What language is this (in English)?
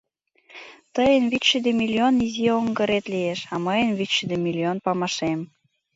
Mari